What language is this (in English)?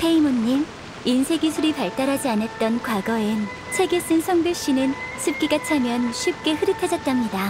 Korean